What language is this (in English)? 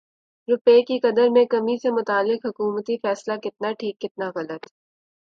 Urdu